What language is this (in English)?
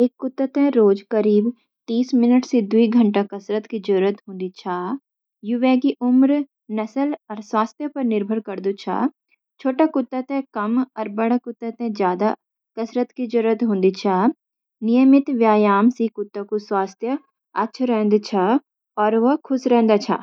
Garhwali